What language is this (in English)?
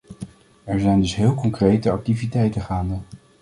Dutch